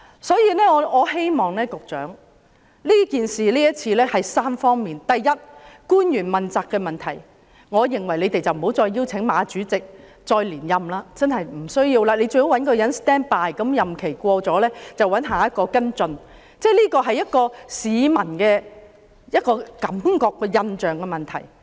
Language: Cantonese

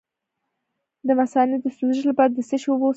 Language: Pashto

